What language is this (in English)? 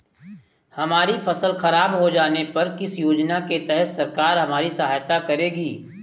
Hindi